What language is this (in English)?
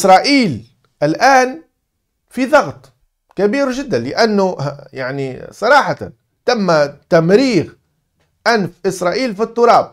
Arabic